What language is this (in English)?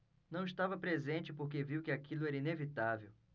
Portuguese